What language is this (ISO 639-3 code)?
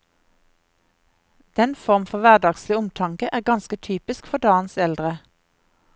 nor